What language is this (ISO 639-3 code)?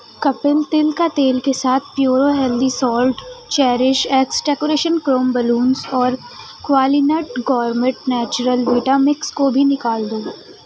urd